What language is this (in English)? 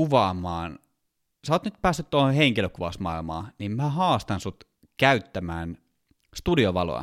Finnish